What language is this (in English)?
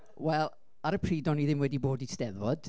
Welsh